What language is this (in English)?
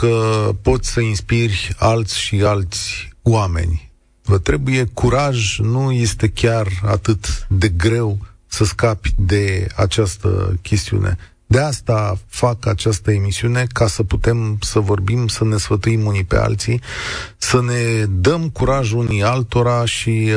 Romanian